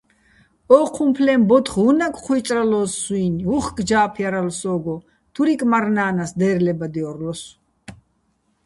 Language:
Bats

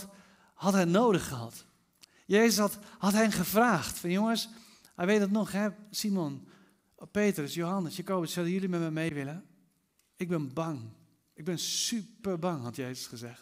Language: Dutch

